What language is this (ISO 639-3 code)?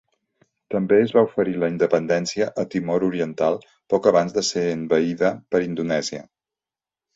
cat